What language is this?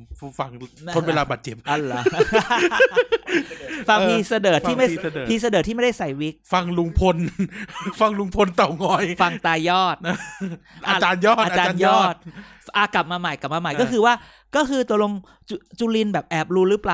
Thai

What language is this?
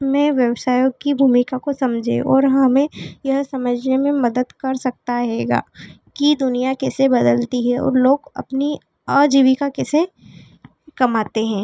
Hindi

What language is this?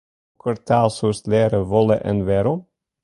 Western Frisian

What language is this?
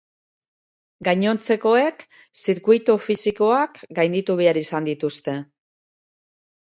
Basque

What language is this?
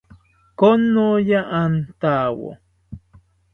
South Ucayali Ashéninka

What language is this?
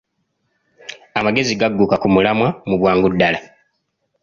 Ganda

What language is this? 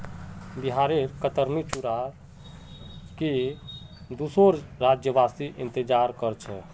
Magahi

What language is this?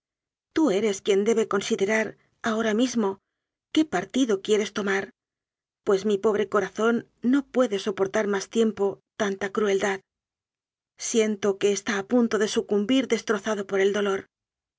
Spanish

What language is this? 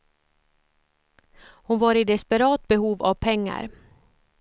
Swedish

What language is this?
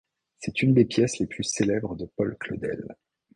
French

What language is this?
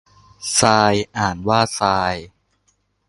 Thai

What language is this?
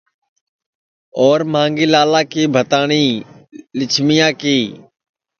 Sansi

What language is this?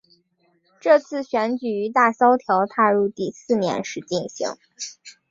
Chinese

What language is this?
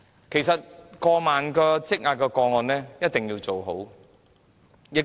Cantonese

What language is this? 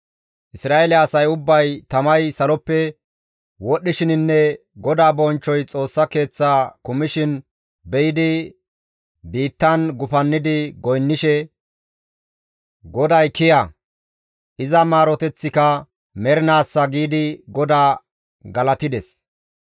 Gamo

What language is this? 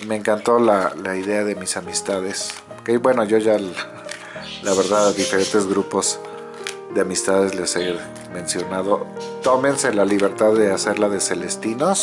Spanish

